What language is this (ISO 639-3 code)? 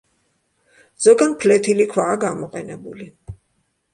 kat